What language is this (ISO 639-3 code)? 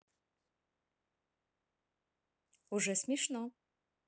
rus